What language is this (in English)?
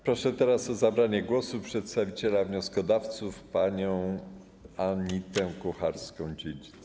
Polish